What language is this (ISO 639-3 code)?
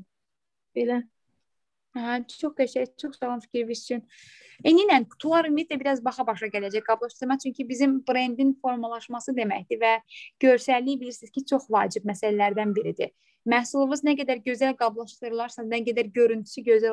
tur